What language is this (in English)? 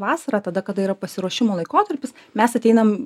Lithuanian